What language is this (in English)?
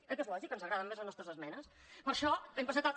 Catalan